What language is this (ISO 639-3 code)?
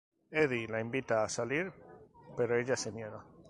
spa